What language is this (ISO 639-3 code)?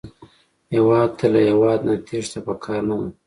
pus